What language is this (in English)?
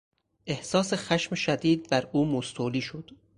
Persian